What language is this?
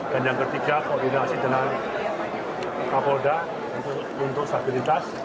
Indonesian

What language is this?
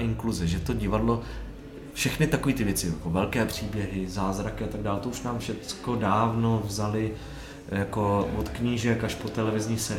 Czech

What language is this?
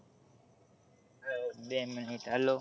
Gujarati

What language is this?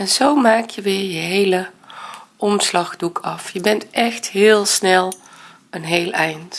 Dutch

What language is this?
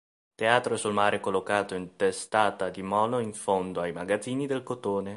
Italian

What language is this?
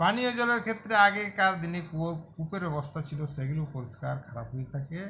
Bangla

